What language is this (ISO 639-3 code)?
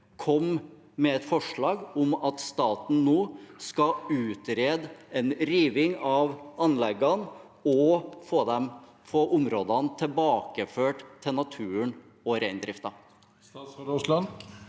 nor